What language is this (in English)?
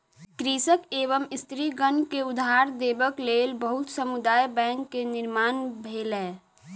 Maithili